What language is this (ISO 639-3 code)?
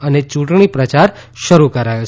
guj